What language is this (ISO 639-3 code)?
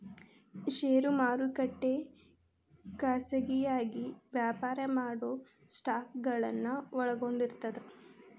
kan